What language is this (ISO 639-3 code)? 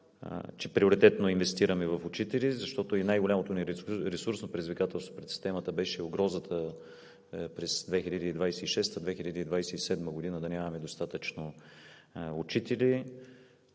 bul